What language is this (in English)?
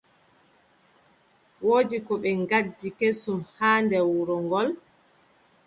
Adamawa Fulfulde